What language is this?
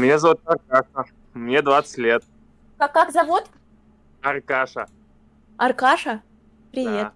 Russian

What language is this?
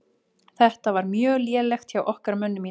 Icelandic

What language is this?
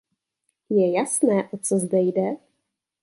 Czech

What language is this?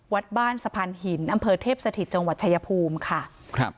Thai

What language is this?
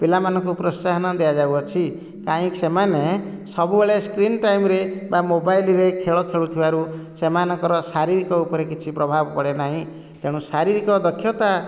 Odia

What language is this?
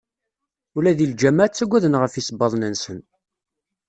Kabyle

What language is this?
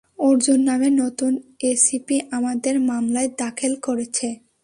Bangla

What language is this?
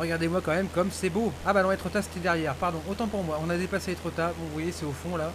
French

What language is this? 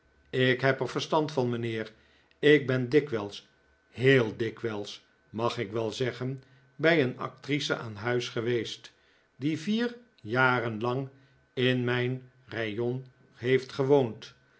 Dutch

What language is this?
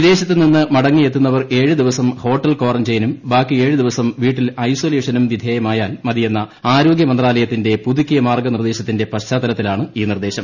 Malayalam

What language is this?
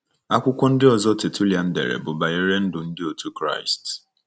Igbo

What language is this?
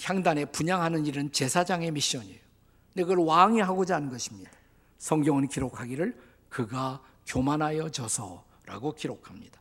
Korean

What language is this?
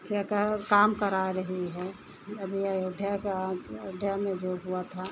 Hindi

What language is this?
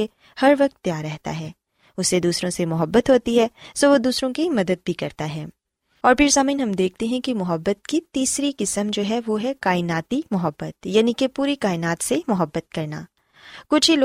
Urdu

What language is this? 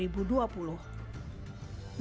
Indonesian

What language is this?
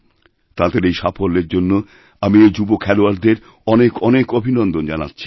Bangla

